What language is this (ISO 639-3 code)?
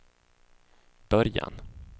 swe